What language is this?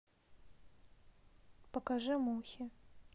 Russian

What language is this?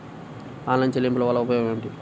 Telugu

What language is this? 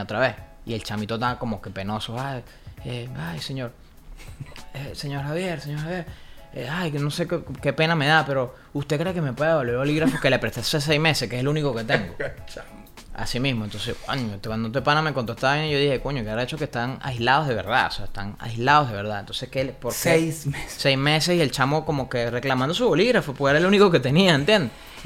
Spanish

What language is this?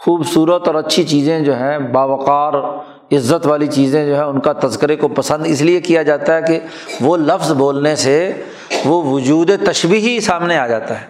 Urdu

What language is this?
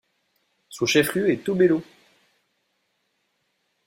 French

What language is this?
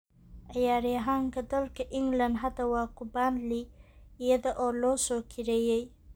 Somali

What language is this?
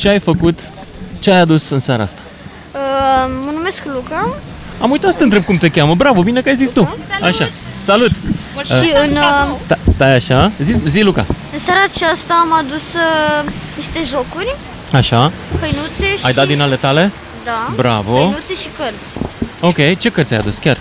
Romanian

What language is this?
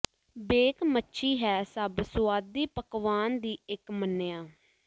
Punjabi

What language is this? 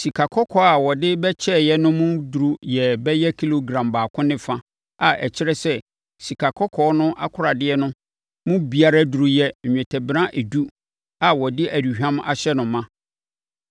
Akan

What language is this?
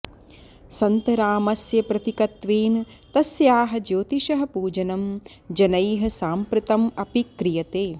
Sanskrit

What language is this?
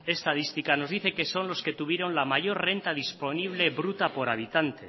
Spanish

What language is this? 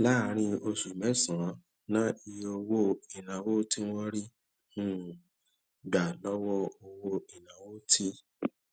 Yoruba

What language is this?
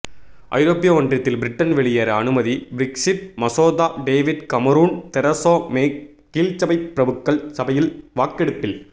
Tamil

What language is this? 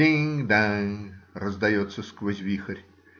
Russian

